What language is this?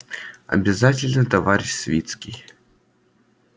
Russian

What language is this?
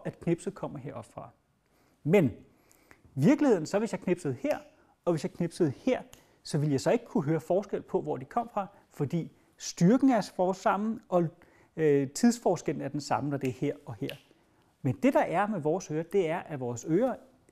Danish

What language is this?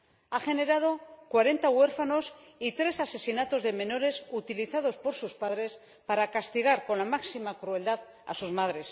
Spanish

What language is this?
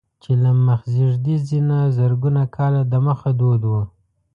Pashto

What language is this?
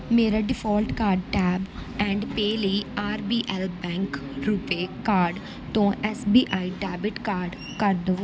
Punjabi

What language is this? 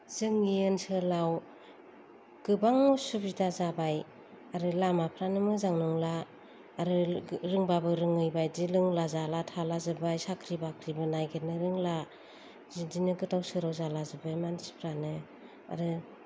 Bodo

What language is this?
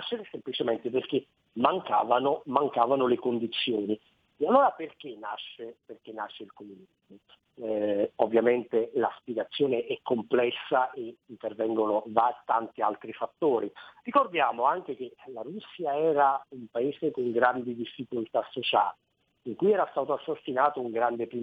Italian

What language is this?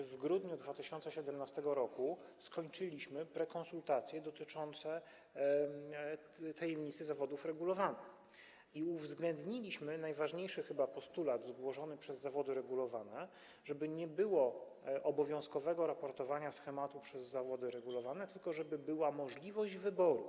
Polish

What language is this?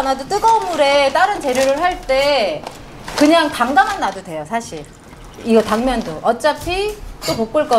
Korean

